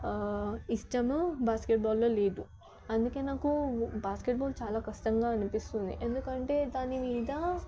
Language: Telugu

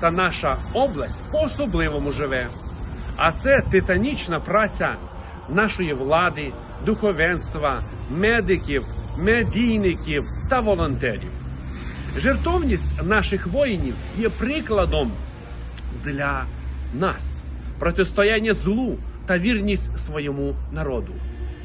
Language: Ukrainian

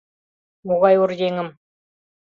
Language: Mari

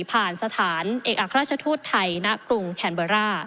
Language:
Thai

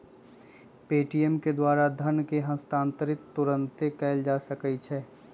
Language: Magahi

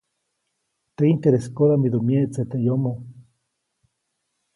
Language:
Copainalá Zoque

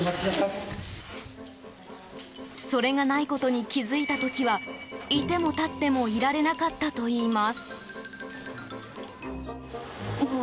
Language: Japanese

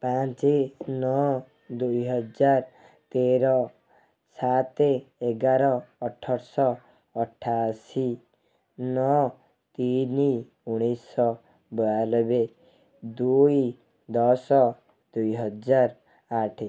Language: Odia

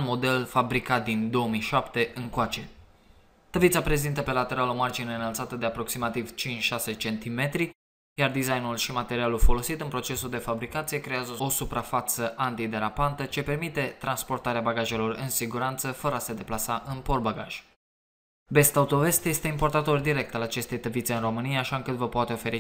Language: Romanian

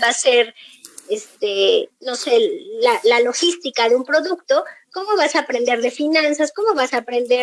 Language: Spanish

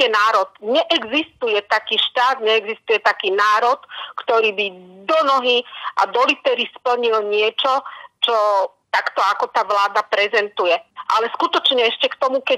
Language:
Slovak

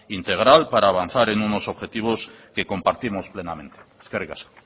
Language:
Spanish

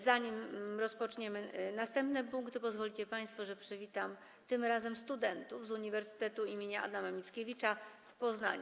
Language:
Polish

